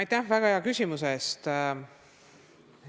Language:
Estonian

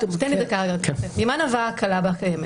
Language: Hebrew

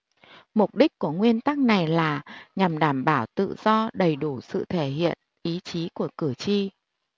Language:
Vietnamese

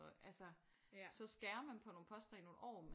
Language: Danish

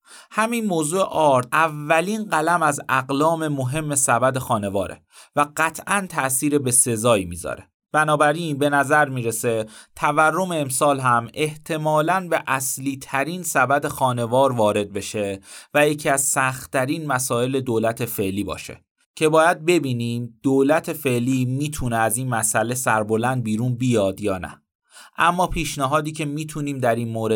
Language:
Persian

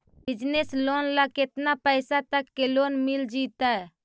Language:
Magahi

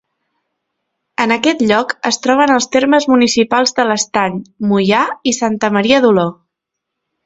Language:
Catalan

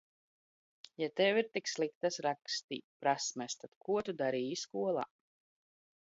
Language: Latvian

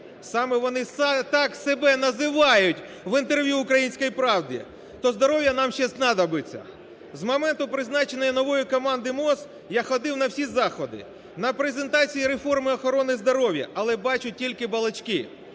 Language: Ukrainian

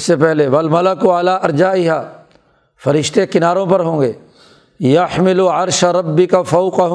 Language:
Urdu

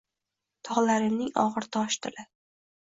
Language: Uzbek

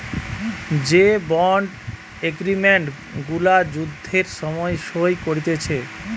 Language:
Bangla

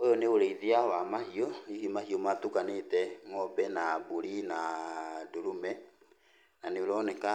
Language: Kikuyu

